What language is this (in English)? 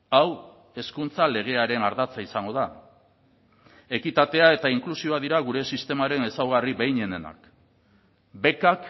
Basque